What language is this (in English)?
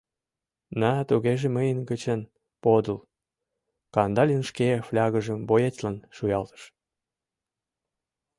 Mari